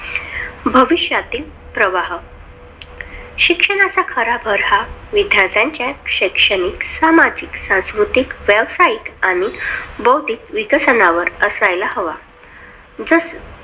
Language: Marathi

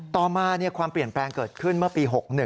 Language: Thai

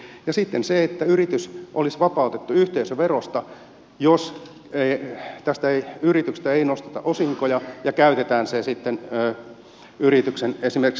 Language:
Finnish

